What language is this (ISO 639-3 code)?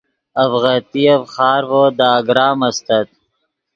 ydg